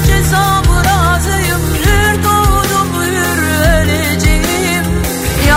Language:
Turkish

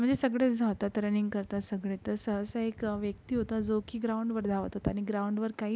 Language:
Marathi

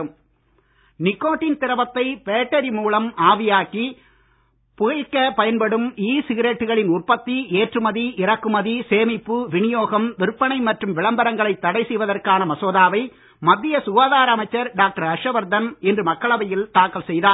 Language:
Tamil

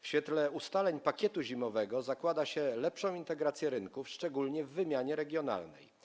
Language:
Polish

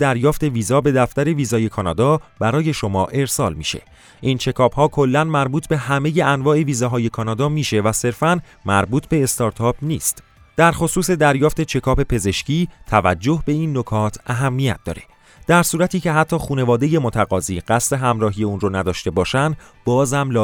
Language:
Persian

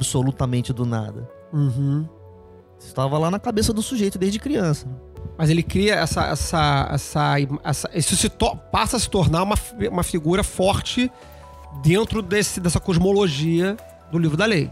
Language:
Portuguese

